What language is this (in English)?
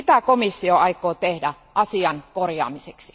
Finnish